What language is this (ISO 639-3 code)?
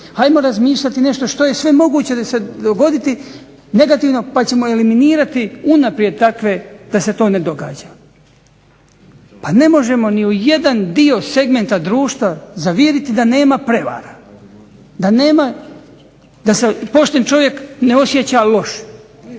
hrv